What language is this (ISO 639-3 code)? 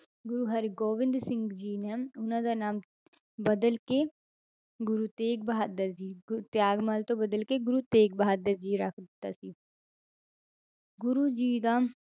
pan